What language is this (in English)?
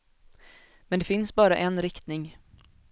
Swedish